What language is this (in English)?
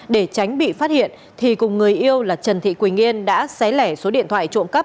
Vietnamese